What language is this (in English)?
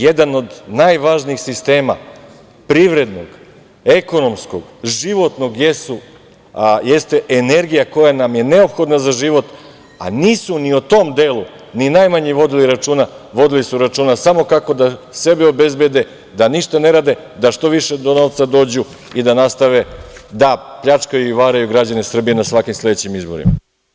Serbian